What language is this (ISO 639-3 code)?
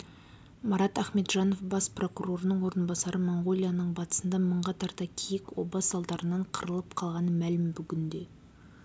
kaz